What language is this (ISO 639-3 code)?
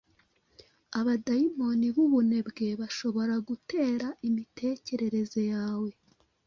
kin